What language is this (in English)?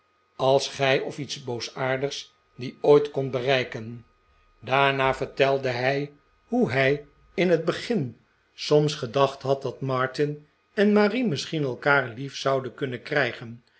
Dutch